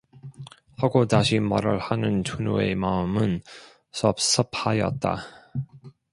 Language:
Korean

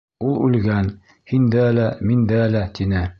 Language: Bashkir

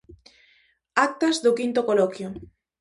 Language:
Galician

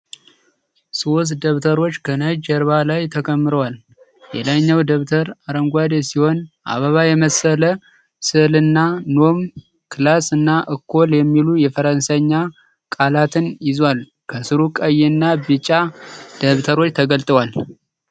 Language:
Amharic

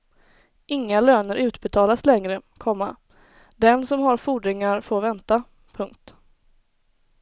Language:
Swedish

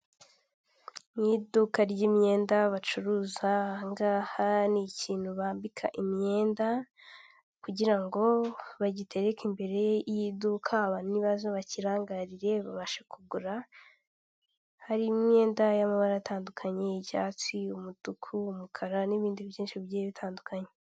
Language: Kinyarwanda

